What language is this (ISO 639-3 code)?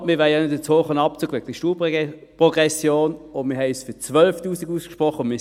gsw